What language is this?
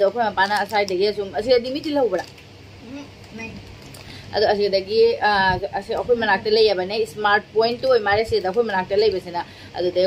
Thai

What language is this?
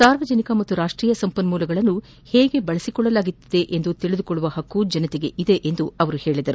Kannada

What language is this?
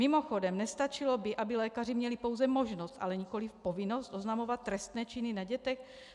Czech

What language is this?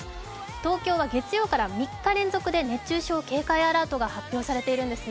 Japanese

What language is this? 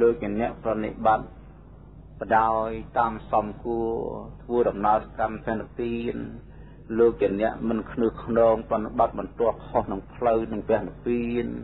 Thai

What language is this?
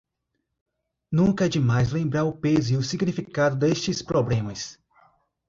Portuguese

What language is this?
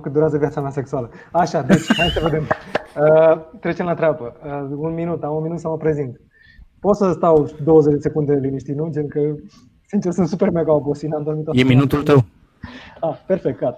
Romanian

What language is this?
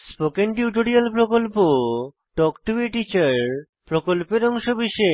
Bangla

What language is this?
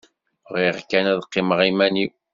Kabyle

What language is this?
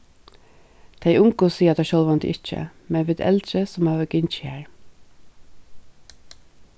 Faroese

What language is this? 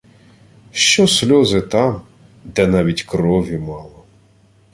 Ukrainian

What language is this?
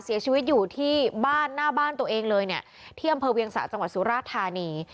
Thai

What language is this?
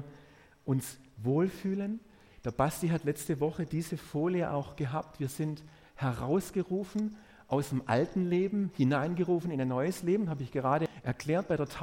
German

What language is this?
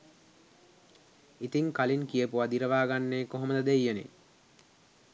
Sinhala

